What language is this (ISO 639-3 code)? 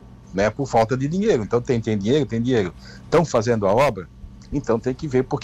por